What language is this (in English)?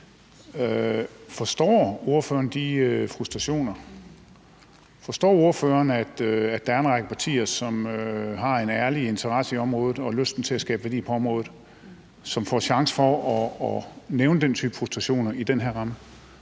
Danish